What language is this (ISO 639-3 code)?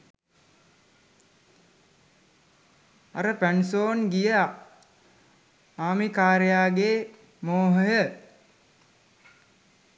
sin